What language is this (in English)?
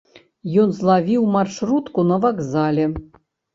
Belarusian